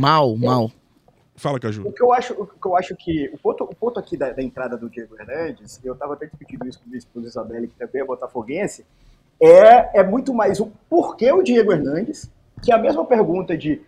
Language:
Portuguese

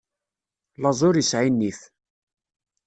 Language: Kabyle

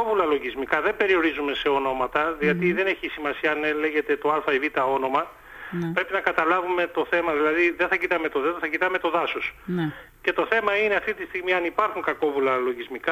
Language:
Greek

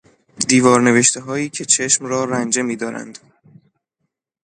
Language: Persian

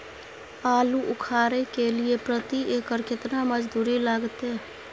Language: Maithili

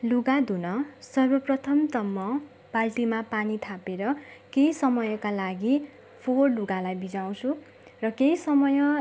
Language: Nepali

